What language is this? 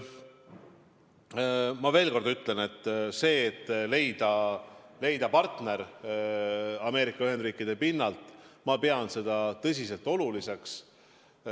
Estonian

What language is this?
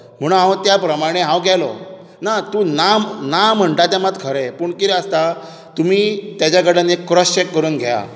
Konkani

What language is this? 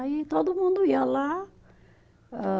Portuguese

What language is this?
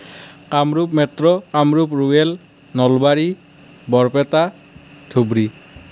Assamese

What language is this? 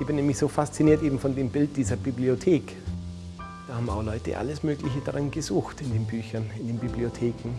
German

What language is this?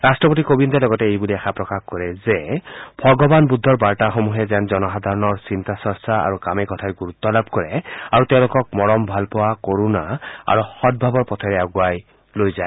Assamese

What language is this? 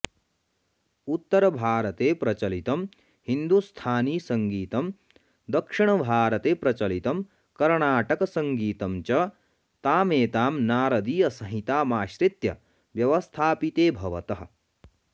Sanskrit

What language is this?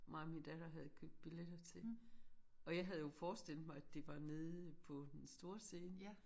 Danish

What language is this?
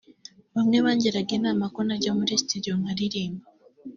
Kinyarwanda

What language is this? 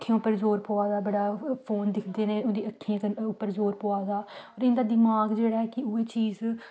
Dogri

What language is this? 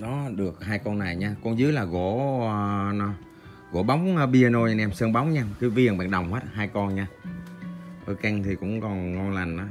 Vietnamese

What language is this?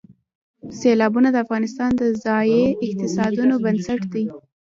Pashto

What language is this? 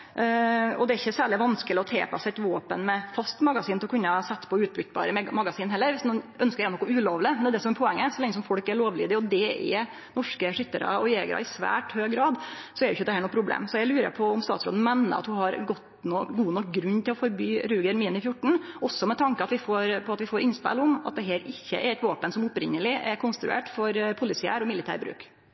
Norwegian Nynorsk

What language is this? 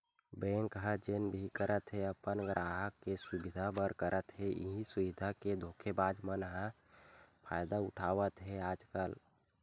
Chhattisgarhi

